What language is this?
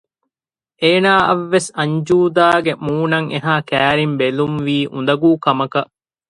Divehi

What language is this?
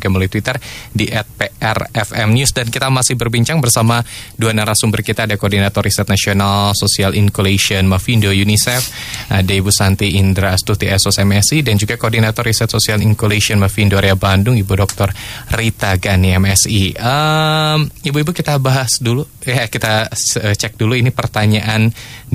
Indonesian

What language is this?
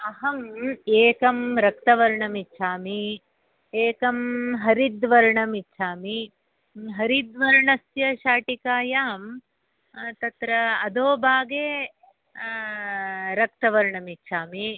Sanskrit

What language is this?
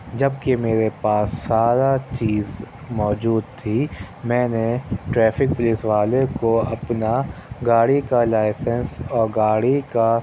Urdu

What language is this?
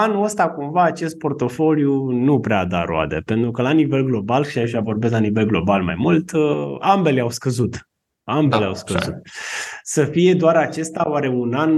Romanian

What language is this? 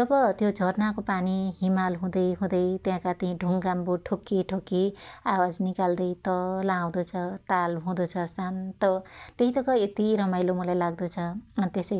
Dotyali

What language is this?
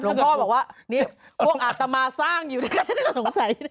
Thai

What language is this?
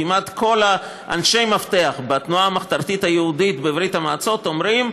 Hebrew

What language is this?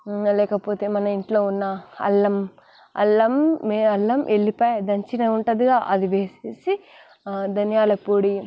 Telugu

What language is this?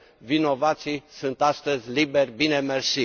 Romanian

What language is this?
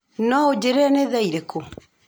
Kikuyu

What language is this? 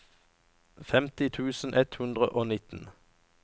Norwegian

